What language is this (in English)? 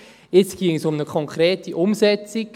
Swiss German